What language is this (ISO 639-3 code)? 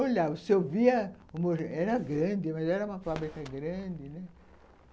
por